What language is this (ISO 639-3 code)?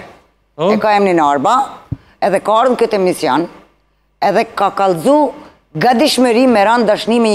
ron